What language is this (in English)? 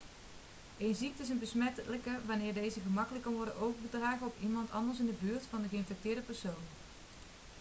Dutch